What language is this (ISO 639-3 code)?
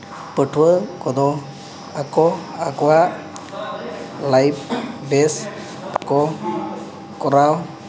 sat